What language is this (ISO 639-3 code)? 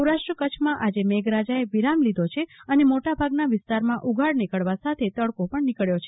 guj